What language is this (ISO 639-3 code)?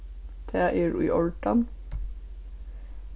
fao